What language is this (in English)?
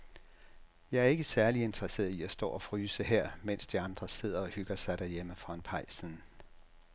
Danish